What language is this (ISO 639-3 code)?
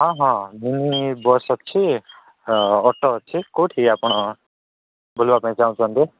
ori